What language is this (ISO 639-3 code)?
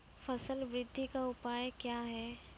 mai